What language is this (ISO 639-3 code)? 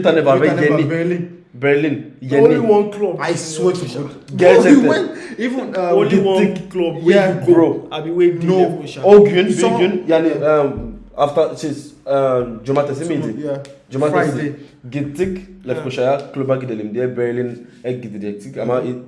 tur